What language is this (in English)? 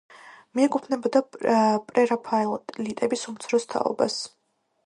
Georgian